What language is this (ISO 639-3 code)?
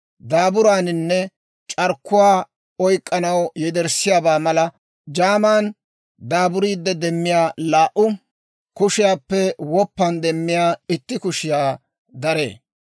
dwr